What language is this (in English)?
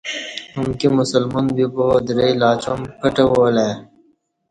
Kati